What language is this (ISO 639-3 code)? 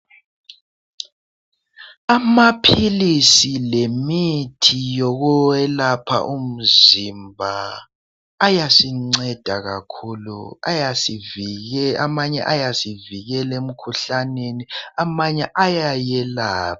nde